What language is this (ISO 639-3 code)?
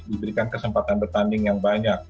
ind